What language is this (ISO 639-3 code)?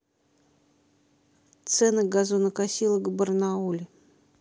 rus